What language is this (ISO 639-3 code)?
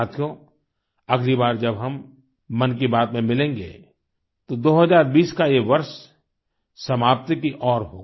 hin